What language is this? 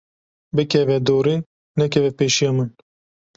Kurdish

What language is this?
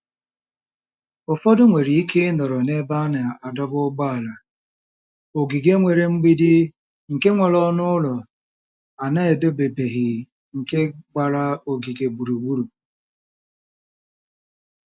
Igbo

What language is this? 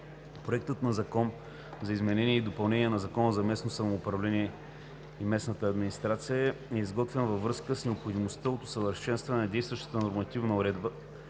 Bulgarian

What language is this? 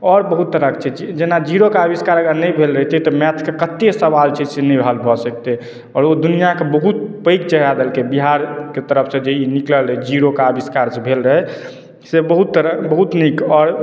Maithili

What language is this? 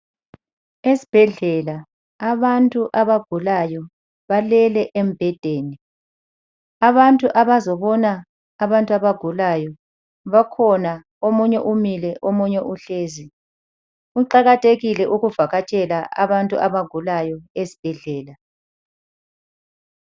North Ndebele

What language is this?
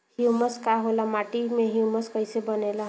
Bhojpuri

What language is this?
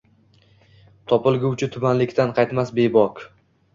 Uzbek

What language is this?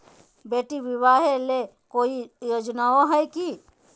Magahi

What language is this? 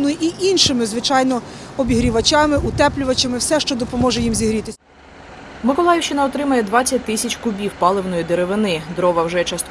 Ukrainian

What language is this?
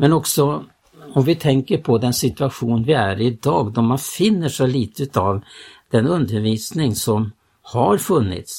Swedish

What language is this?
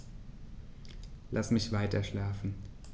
German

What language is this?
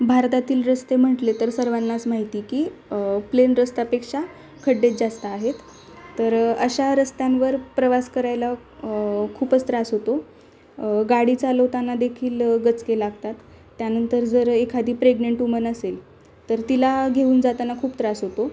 Marathi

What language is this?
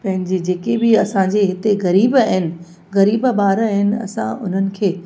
Sindhi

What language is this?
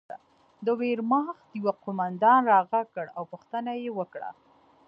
Pashto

